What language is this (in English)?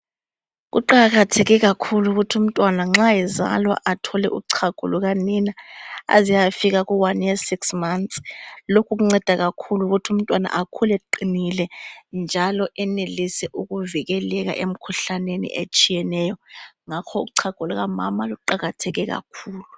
North Ndebele